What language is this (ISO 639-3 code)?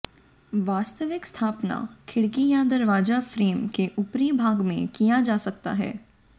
hin